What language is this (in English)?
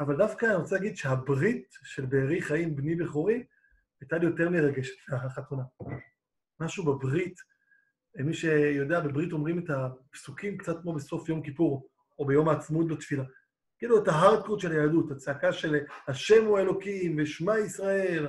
Hebrew